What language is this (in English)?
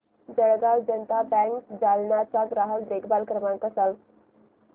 Marathi